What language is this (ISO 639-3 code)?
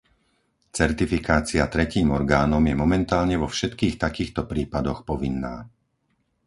slk